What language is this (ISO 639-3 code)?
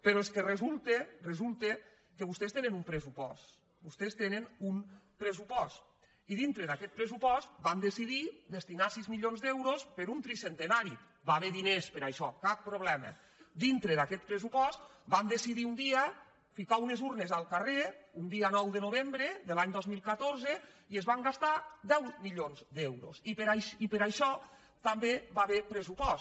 cat